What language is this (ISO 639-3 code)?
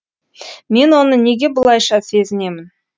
kaz